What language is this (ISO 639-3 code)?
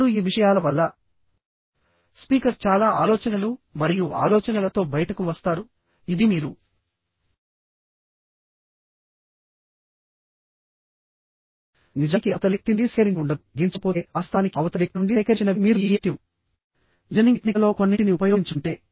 tel